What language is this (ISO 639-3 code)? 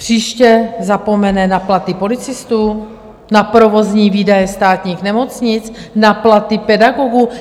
ces